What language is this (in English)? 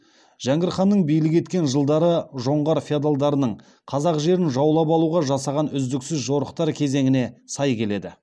Kazakh